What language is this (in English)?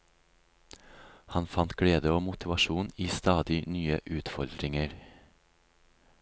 Norwegian